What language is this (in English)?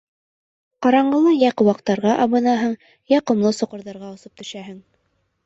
Bashkir